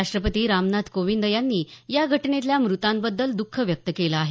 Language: Marathi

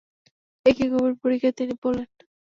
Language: Bangla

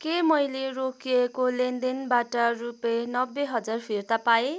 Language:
Nepali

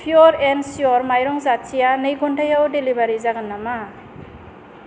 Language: Bodo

